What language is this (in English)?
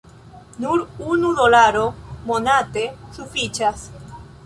Esperanto